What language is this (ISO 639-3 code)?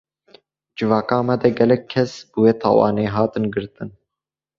kur